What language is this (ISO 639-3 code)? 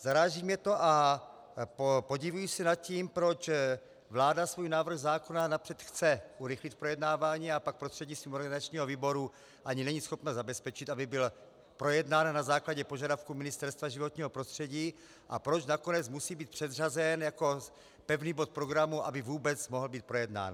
ces